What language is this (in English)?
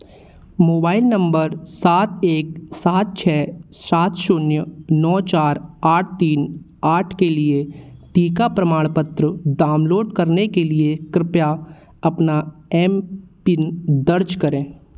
Hindi